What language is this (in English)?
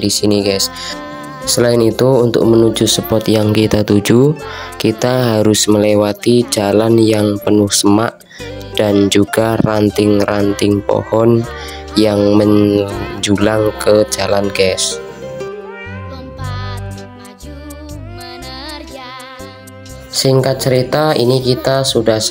Indonesian